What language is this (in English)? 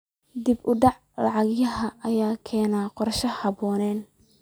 Somali